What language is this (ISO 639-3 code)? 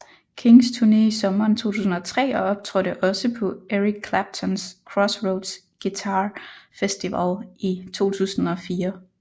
dan